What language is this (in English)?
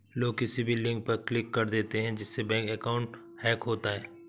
Hindi